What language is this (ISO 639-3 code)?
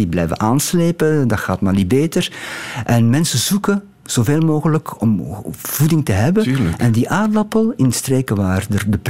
nld